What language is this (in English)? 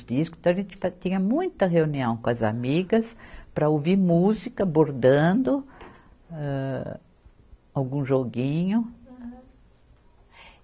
Portuguese